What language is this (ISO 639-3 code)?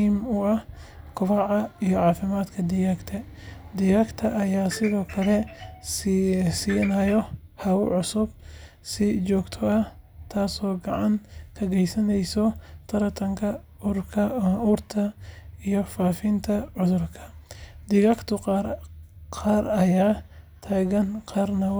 som